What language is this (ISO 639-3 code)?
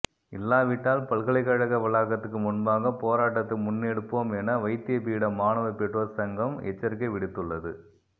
tam